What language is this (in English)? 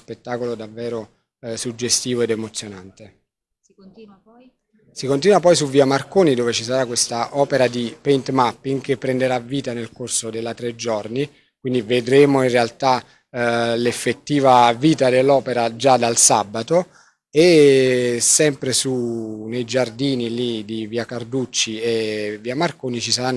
Italian